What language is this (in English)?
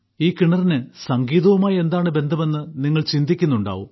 Malayalam